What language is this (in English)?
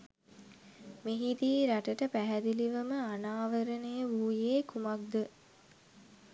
Sinhala